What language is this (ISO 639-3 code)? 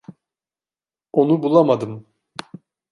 tur